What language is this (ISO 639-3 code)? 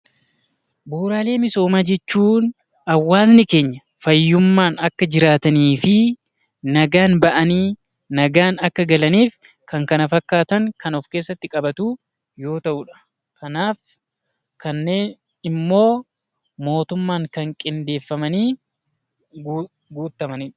orm